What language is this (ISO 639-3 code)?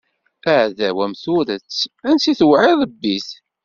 kab